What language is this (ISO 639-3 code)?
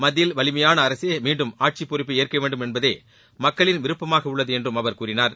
tam